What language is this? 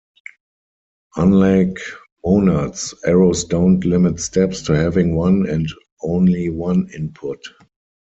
English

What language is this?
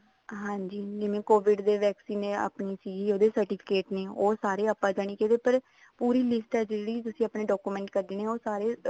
Punjabi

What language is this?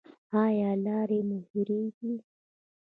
Pashto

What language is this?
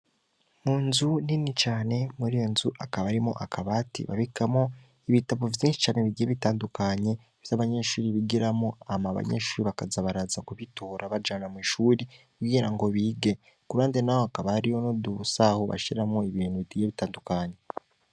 Rundi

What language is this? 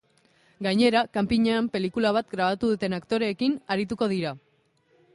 Basque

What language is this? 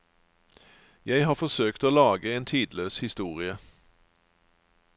Norwegian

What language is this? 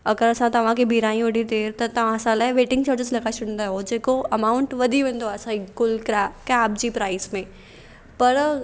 Sindhi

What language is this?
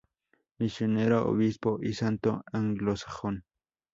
Spanish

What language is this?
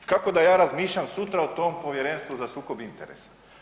Croatian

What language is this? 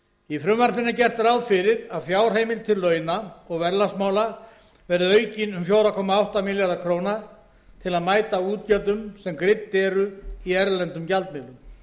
Icelandic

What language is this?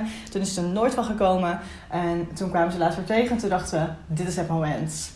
Dutch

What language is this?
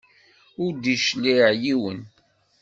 Kabyle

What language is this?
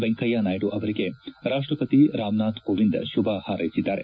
Kannada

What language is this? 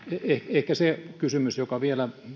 Finnish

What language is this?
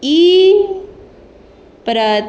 Konkani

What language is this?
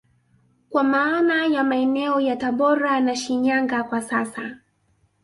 Swahili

